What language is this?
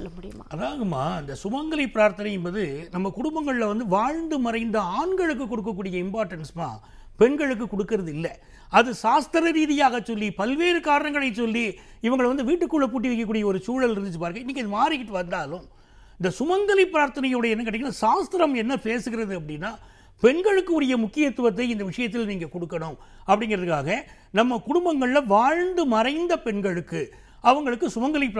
Tamil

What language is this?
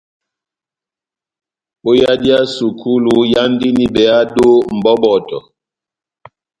Batanga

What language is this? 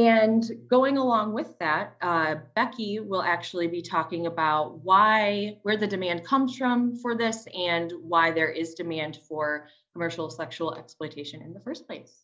English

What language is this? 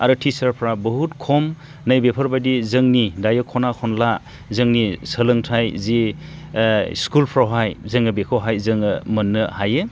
Bodo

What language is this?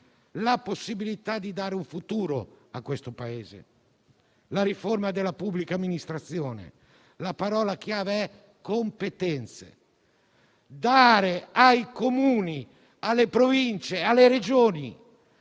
Italian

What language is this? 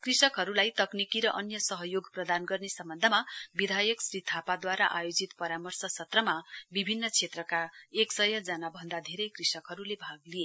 Nepali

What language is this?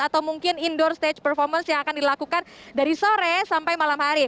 Indonesian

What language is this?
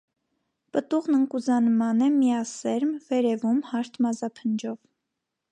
Armenian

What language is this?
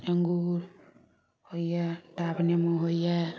Maithili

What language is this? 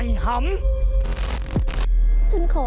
Thai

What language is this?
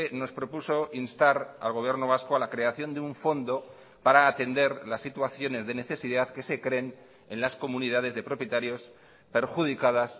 Spanish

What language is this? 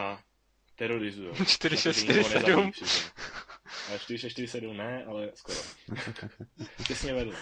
Czech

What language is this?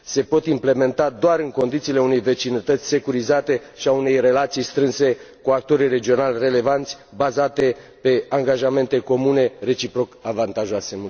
Romanian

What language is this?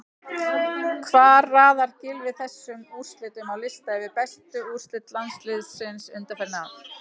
Icelandic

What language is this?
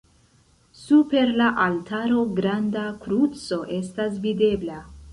Esperanto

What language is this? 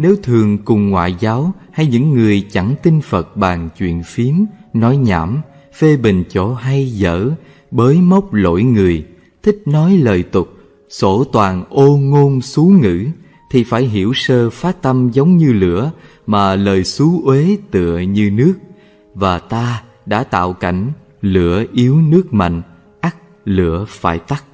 Vietnamese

